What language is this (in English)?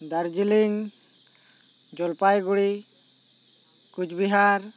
Santali